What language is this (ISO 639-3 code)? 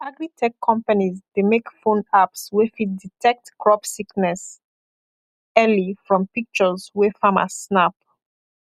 pcm